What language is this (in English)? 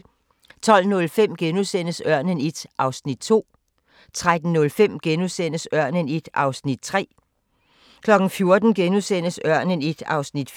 Danish